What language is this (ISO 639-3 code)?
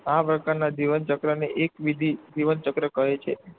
guj